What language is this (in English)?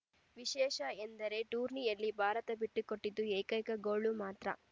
Kannada